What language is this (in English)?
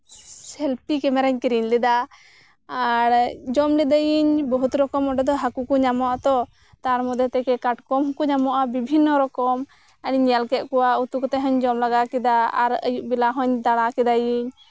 Santali